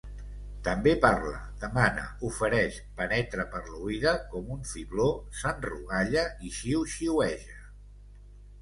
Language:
Catalan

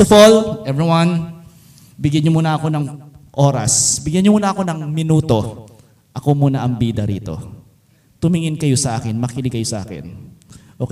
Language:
Filipino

